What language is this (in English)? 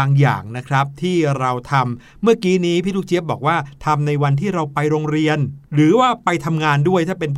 Thai